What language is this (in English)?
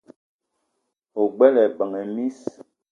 Eton (Cameroon)